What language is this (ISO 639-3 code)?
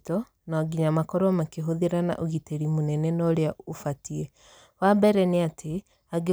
kik